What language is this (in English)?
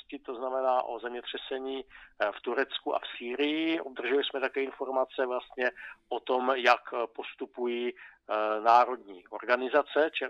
Czech